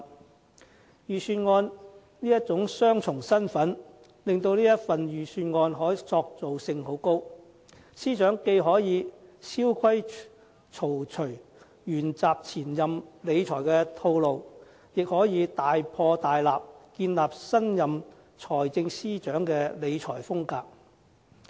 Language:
Cantonese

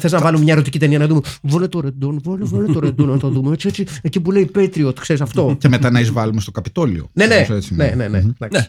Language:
Greek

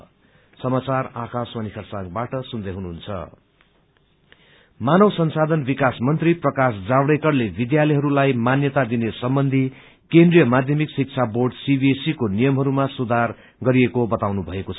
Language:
Nepali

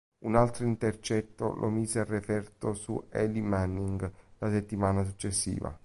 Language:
Italian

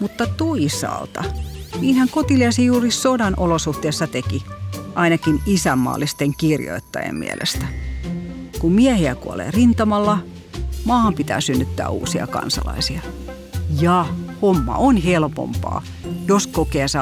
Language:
Finnish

